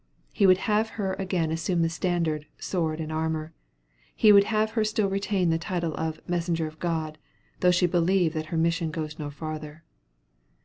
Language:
English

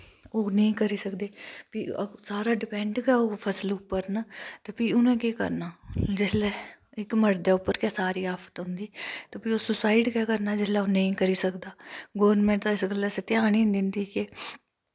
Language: Dogri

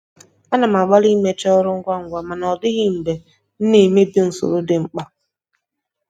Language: Igbo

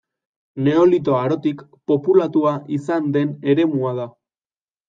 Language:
Basque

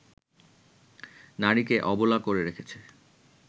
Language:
Bangla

